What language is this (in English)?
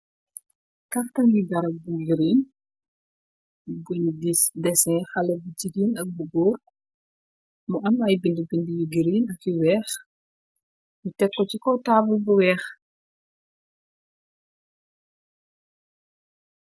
Wolof